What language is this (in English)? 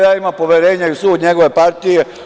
Serbian